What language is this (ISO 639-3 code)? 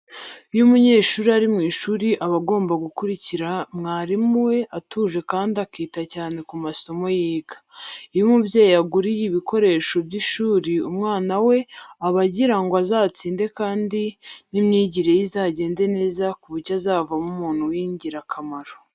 kin